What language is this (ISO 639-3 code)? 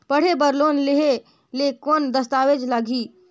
hne